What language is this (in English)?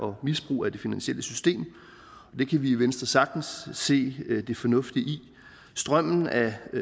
Danish